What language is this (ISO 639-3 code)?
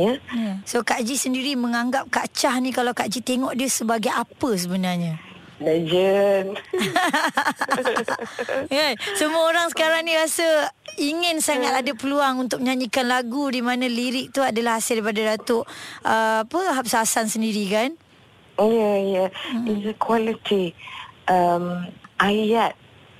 msa